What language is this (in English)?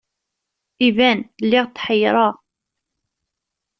Kabyle